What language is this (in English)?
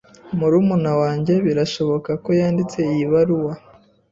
Kinyarwanda